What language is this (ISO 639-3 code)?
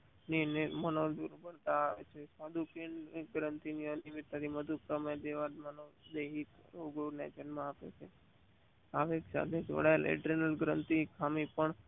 guj